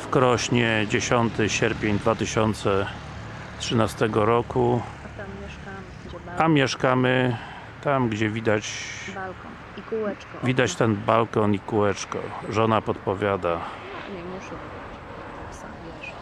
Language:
Polish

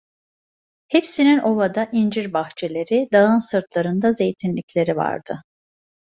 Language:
Turkish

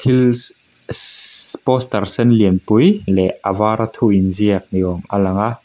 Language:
Mizo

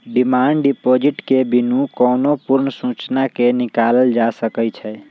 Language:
Magahi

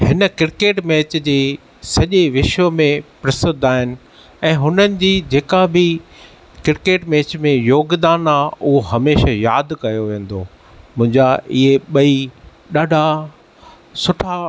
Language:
Sindhi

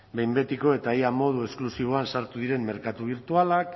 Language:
Basque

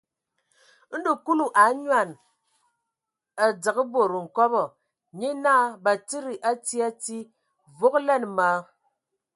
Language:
Ewondo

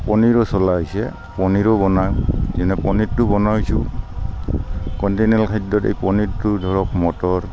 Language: Assamese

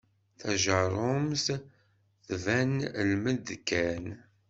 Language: Kabyle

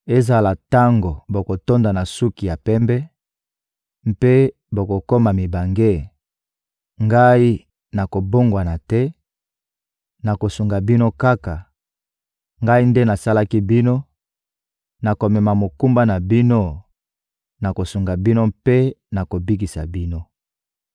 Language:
Lingala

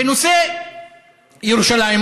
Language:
Hebrew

